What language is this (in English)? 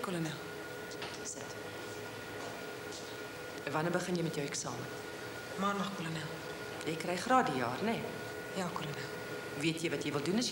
Dutch